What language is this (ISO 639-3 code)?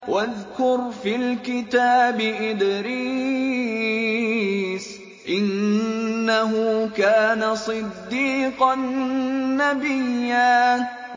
ara